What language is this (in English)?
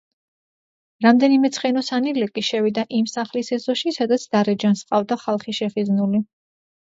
Georgian